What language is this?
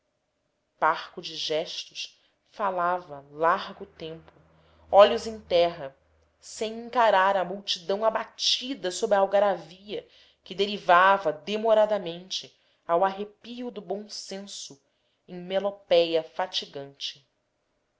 Portuguese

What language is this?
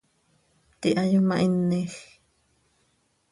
Seri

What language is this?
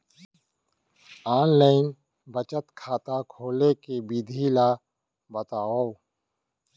Chhattisgarhi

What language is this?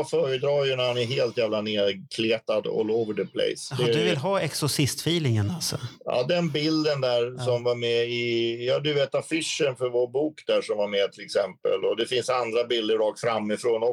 Swedish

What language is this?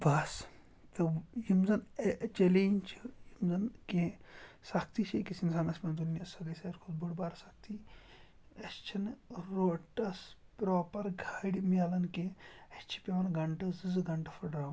Kashmiri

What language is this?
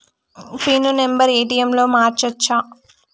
Telugu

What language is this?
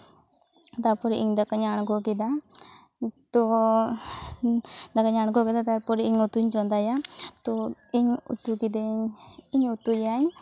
Santali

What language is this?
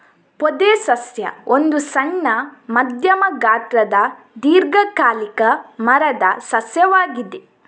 Kannada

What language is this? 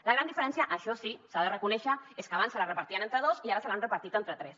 Catalan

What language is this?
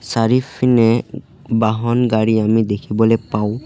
Assamese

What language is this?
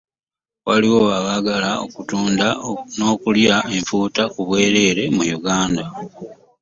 Ganda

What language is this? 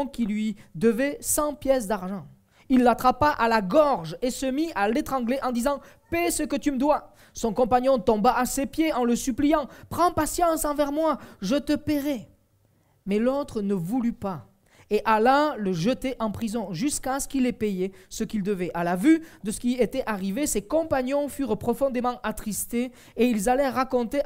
French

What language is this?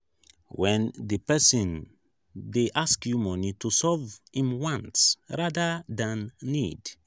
Nigerian Pidgin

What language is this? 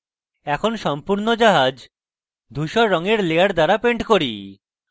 Bangla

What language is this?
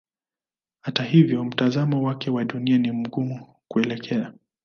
Swahili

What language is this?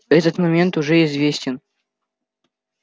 Russian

